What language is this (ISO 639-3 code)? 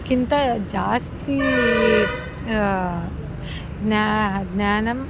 san